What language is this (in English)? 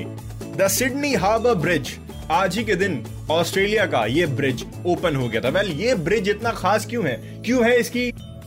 Hindi